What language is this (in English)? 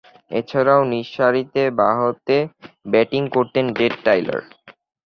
Bangla